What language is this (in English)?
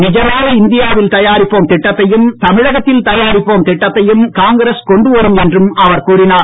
Tamil